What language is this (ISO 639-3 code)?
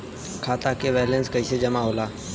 bho